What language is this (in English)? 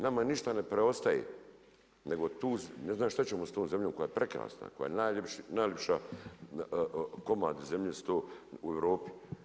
Croatian